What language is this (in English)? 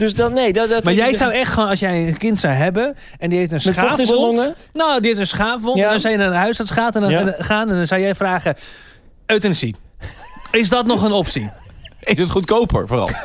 Dutch